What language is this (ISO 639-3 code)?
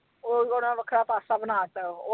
pan